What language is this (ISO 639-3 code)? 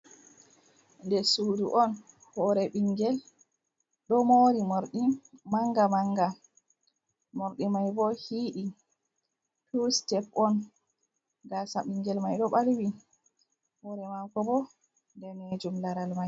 ful